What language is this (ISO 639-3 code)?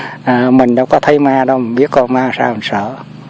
vie